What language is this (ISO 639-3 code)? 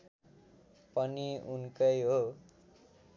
nep